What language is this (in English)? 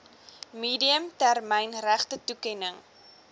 Afrikaans